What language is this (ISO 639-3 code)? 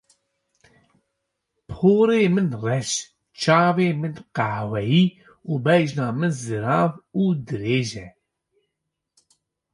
kur